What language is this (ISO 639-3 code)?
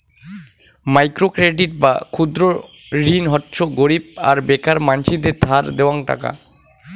ben